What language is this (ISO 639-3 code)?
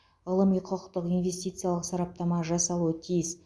kaz